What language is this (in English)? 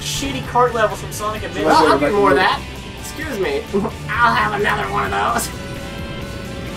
English